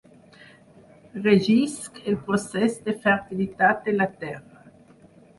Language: Catalan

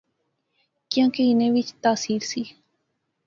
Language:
Pahari-Potwari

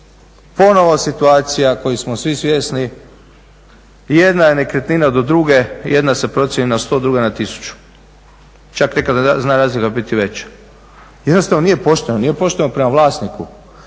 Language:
Croatian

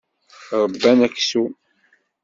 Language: Kabyle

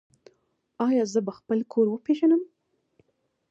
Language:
Pashto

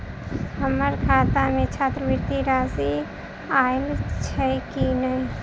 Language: Maithili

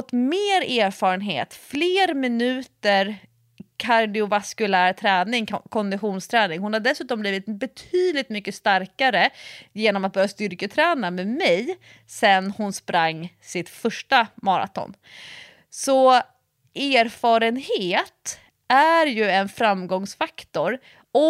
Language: Swedish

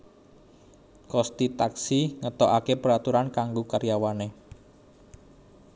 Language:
Javanese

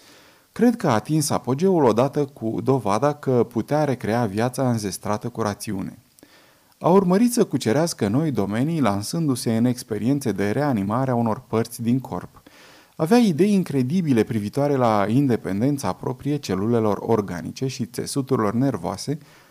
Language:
Romanian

